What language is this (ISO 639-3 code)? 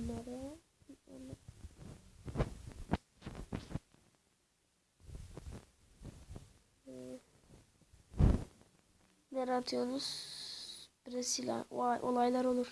tur